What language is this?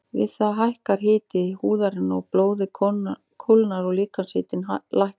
Icelandic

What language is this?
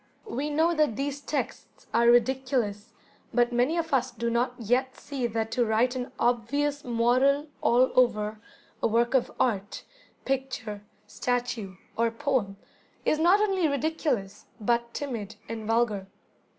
English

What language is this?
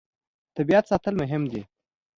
Pashto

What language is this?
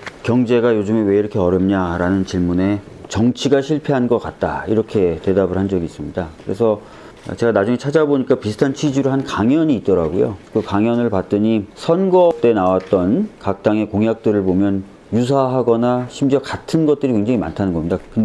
Korean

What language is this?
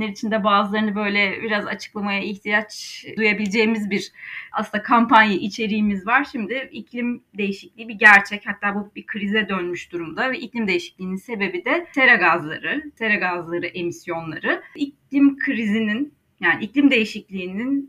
Turkish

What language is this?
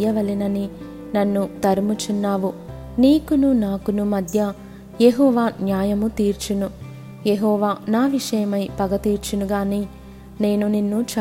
Telugu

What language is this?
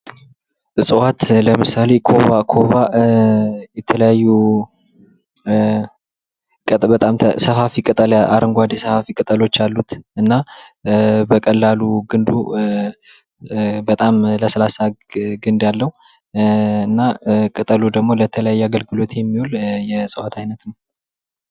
Amharic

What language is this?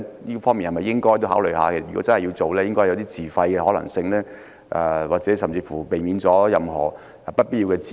Cantonese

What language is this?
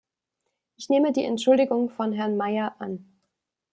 German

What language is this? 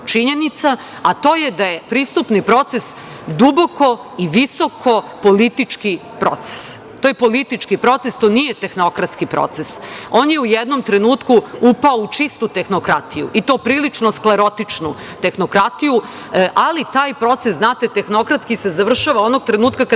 Serbian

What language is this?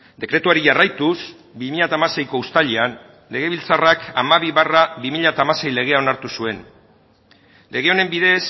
Basque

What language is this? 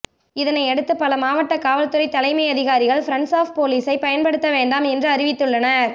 Tamil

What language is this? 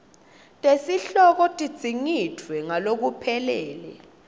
Swati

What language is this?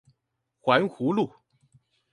Chinese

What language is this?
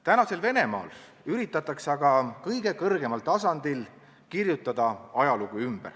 Estonian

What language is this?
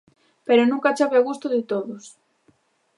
Galician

